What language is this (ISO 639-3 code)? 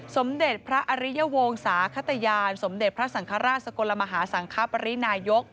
tha